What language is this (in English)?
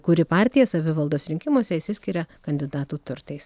Lithuanian